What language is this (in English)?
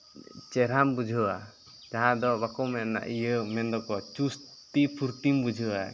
Santali